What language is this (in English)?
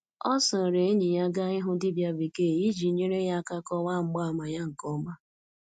Igbo